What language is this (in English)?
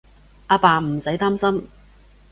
Cantonese